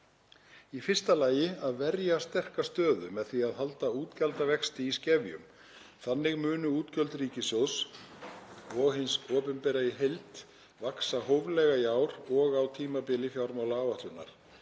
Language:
Icelandic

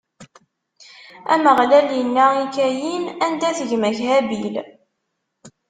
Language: Kabyle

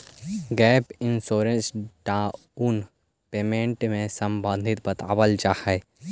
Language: Magahi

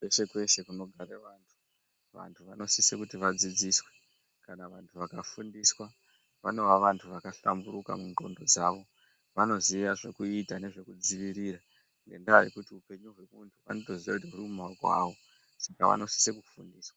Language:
Ndau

